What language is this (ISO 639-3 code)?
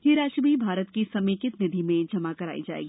hin